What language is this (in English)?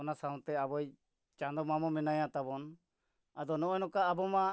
Santali